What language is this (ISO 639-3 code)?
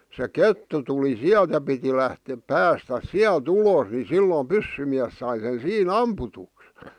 fin